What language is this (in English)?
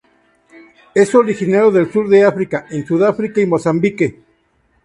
Spanish